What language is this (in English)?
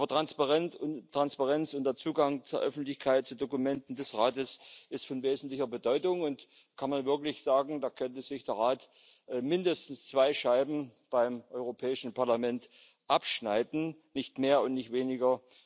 German